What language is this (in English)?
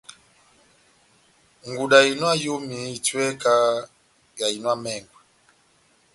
Batanga